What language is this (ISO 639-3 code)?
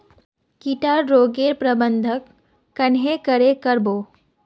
mag